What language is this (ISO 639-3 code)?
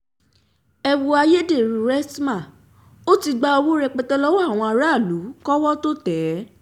yor